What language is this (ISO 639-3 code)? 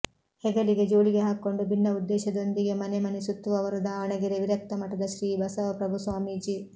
kan